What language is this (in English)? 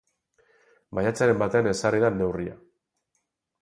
Basque